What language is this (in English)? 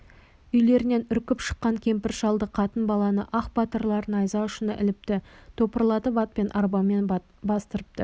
Kazakh